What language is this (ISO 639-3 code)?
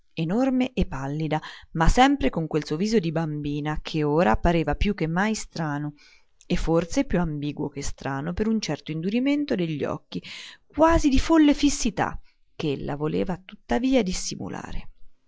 ita